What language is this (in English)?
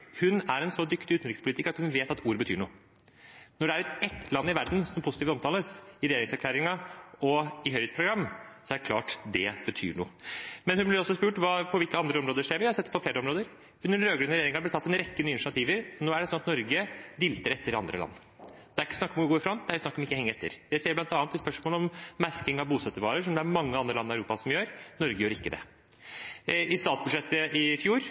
Norwegian Bokmål